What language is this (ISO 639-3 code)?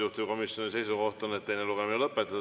est